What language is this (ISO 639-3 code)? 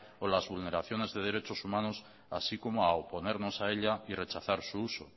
spa